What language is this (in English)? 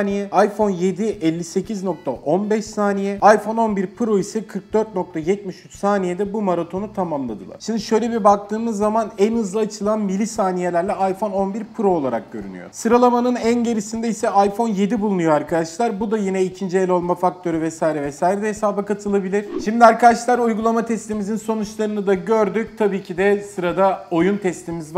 Turkish